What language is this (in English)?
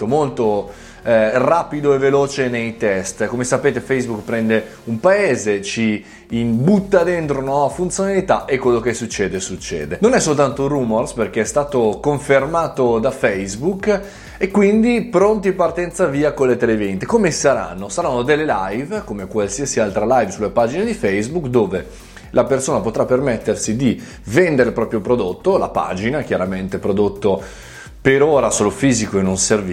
Italian